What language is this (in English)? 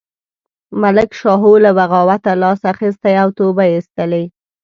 Pashto